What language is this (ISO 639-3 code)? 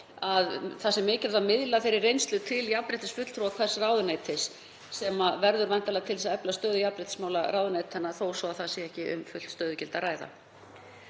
isl